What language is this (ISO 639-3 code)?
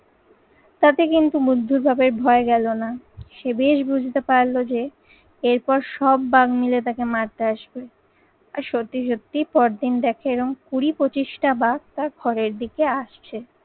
ben